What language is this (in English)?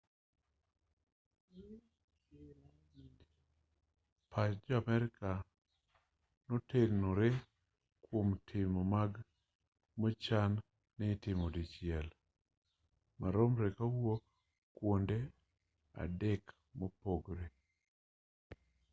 Luo (Kenya and Tanzania)